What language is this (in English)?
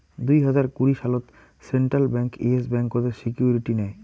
Bangla